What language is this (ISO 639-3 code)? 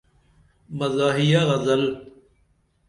dml